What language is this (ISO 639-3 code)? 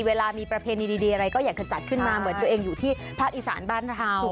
tha